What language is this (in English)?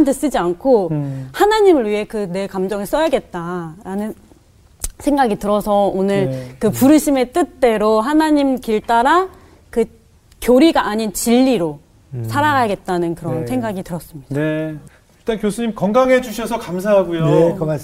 Korean